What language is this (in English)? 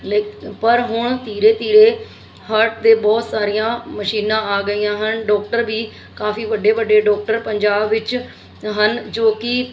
Punjabi